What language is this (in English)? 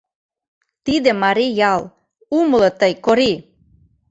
Mari